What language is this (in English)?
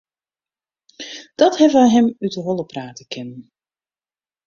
Western Frisian